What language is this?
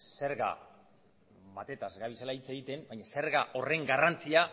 Basque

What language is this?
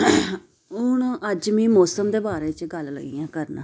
Dogri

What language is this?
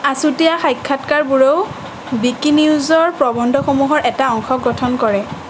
Assamese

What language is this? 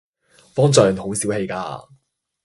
Cantonese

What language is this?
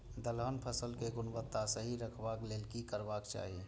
Maithili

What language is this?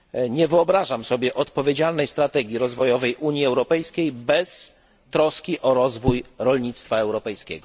Polish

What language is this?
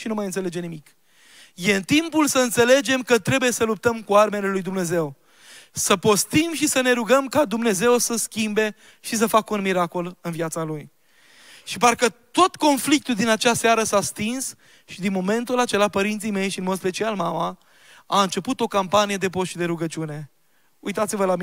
Romanian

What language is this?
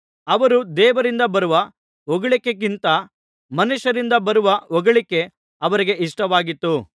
Kannada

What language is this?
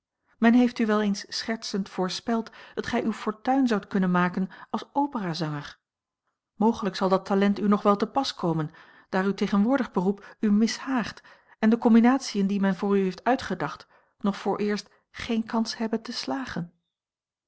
Dutch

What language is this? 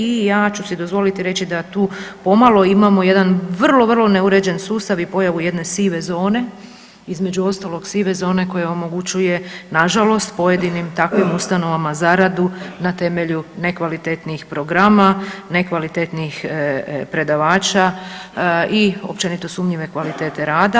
Croatian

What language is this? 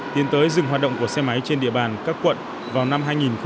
Vietnamese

